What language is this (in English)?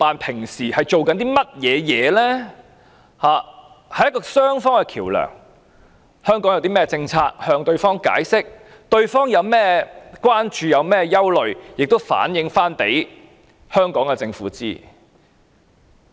Cantonese